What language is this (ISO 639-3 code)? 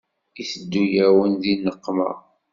kab